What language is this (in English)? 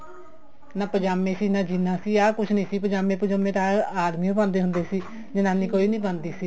Punjabi